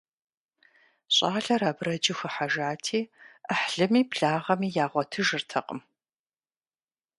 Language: Kabardian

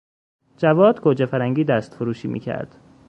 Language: Persian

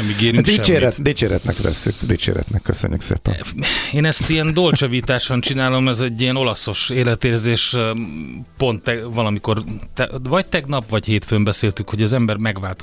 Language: Hungarian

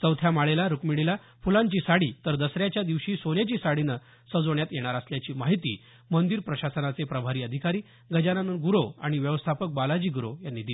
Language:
Marathi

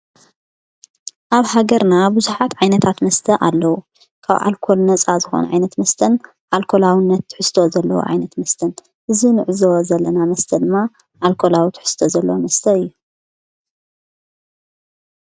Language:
Tigrinya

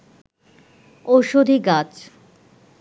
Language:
Bangla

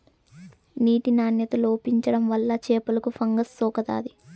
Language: Telugu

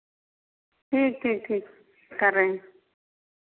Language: Hindi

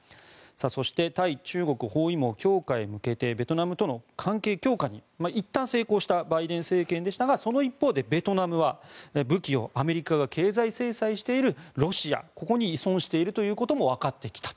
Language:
Japanese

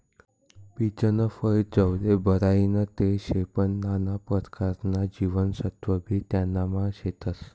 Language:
Marathi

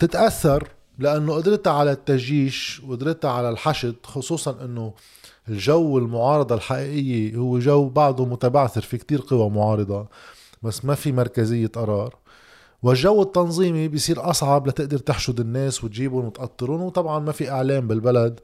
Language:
Arabic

